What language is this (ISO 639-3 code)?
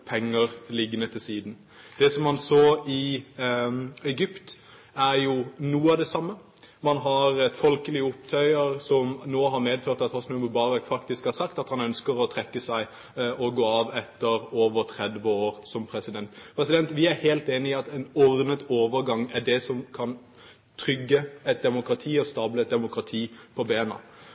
nob